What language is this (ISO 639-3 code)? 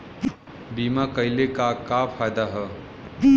bho